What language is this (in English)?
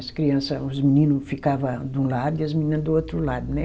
Portuguese